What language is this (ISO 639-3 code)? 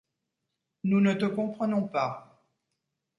fra